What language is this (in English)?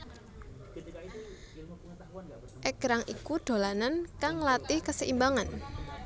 Javanese